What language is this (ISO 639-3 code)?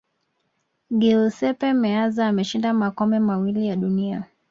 swa